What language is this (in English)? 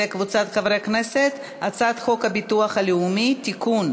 Hebrew